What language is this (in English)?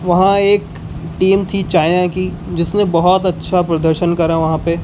Urdu